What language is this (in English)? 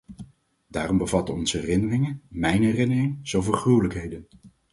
Dutch